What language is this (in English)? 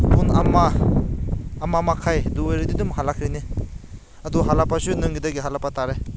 Manipuri